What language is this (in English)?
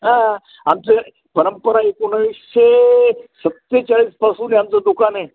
Marathi